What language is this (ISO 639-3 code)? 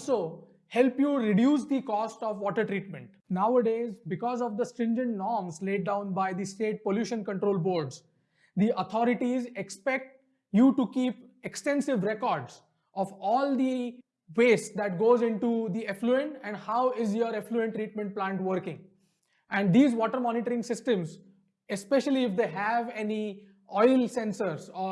eng